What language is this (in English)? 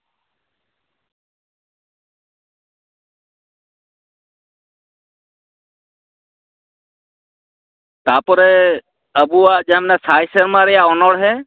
Santali